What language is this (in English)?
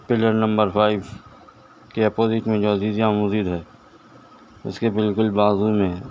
Urdu